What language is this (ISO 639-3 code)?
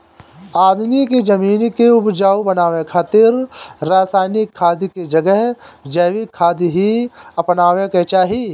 bho